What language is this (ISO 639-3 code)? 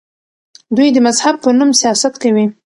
pus